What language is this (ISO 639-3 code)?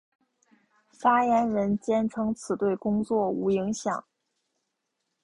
zho